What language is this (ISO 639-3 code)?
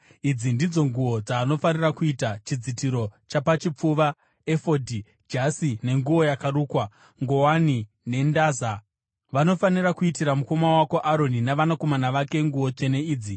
sna